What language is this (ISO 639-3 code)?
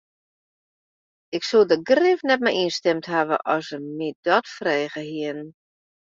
fry